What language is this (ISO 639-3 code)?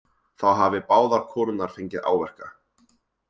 isl